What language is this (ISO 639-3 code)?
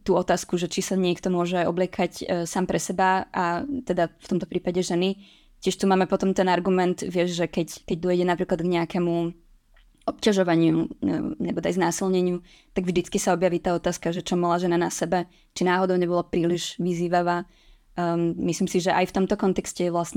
ces